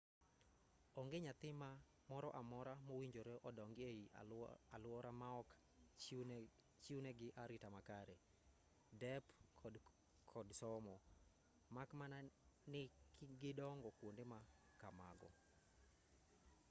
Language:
Luo (Kenya and Tanzania)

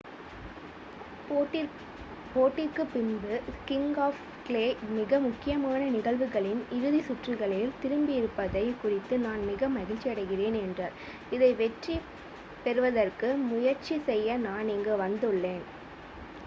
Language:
Tamil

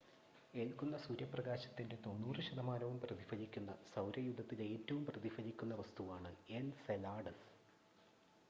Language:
Malayalam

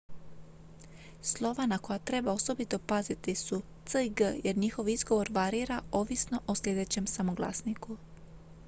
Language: Croatian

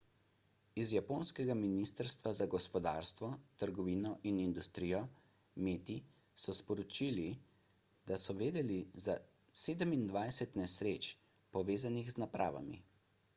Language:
Slovenian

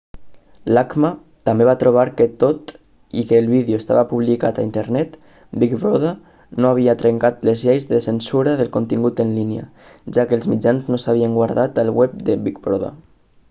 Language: Catalan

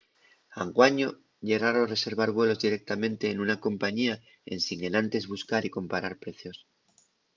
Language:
Asturian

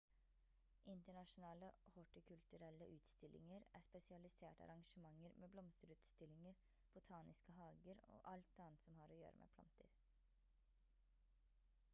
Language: Norwegian Bokmål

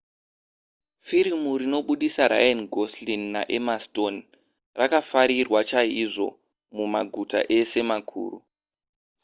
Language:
Shona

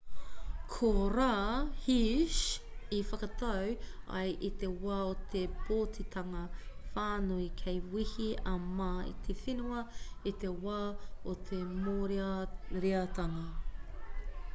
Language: Māori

